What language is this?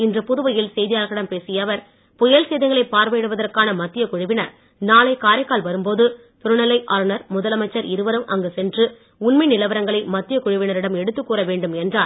Tamil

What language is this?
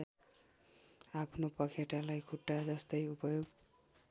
Nepali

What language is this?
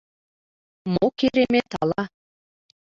Mari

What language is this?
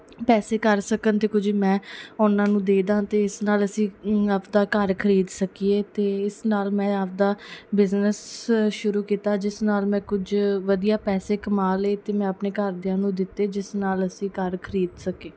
Punjabi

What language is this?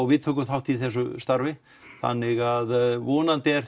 Icelandic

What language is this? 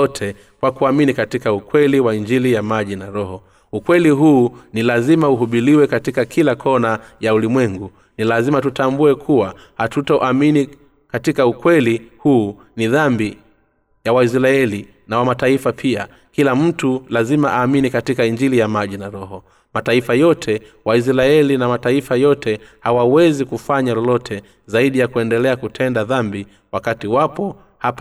Swahili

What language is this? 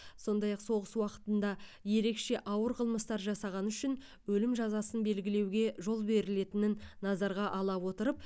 Kazakh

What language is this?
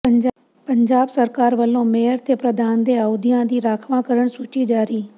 Punjabi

